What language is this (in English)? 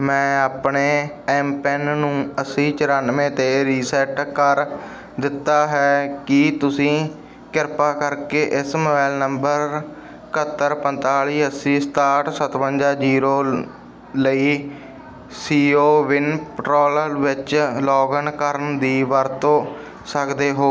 Punjabi